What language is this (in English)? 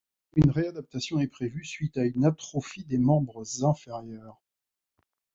French